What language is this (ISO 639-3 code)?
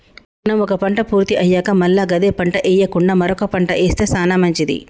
tel